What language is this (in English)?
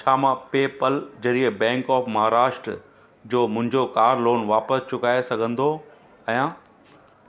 Sindhi